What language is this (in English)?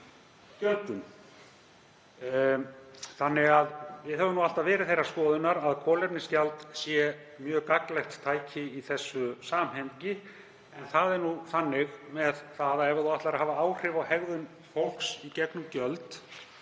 Icelandic